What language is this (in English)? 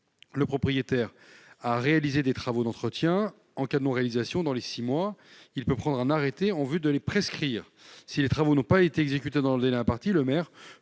French